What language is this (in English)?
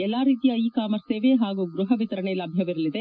Kannada